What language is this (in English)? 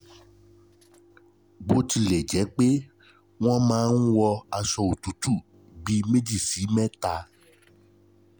Yoruba